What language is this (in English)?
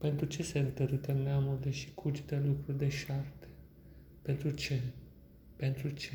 Romanian